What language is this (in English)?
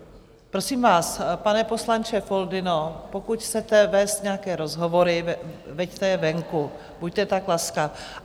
Czech